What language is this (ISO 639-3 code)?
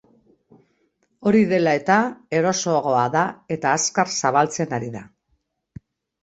eus